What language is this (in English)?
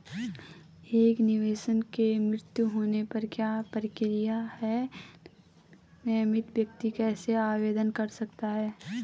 Hindi